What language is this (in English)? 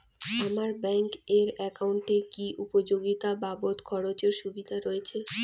Bangla